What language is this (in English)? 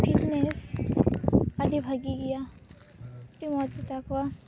Santali